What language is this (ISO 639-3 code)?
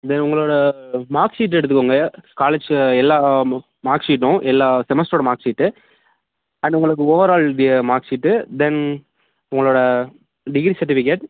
tam